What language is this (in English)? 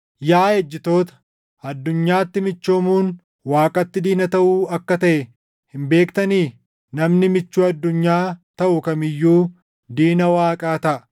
Oromo